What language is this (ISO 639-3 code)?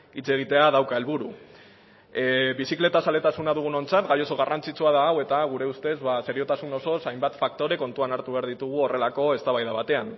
eus